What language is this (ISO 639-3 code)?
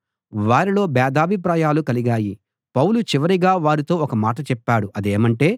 tel